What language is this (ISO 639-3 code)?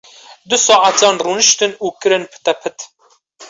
kur